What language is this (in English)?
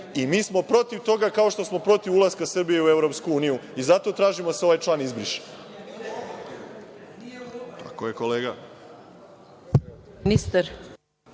Serbian